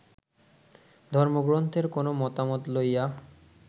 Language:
Bangla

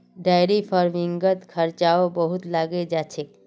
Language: Magahi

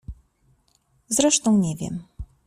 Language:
Polish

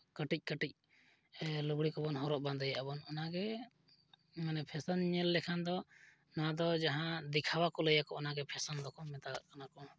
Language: Santali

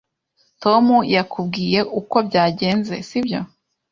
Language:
Kinyarwanda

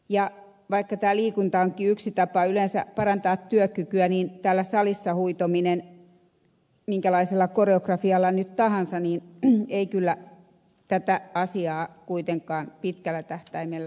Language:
Finnish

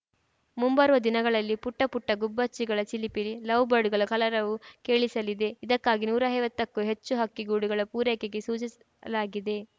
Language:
Kannada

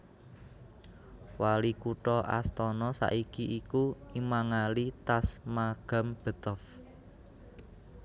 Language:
Javanese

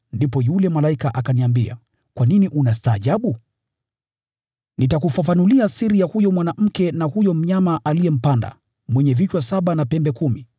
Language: Swahili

